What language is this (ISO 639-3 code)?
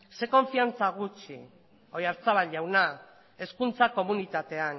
eus